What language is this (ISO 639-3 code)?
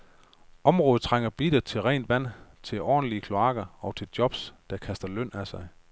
dan